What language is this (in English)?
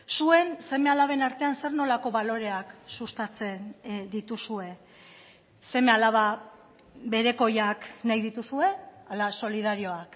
Basque